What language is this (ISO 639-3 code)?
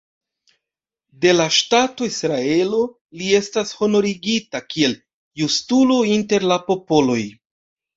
epo